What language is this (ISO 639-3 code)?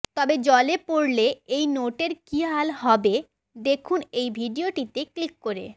ben